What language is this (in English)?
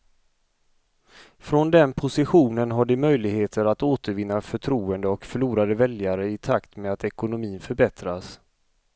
Swedish